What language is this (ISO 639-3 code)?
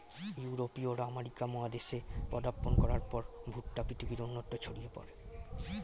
ben